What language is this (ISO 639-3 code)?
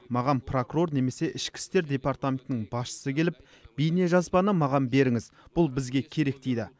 kaz